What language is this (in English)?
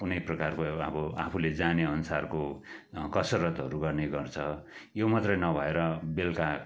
Nepali